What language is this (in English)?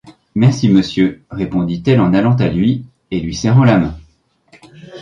French